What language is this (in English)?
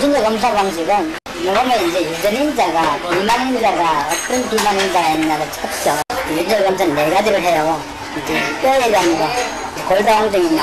Korean